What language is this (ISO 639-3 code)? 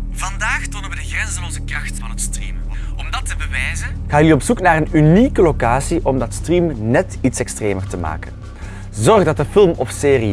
nld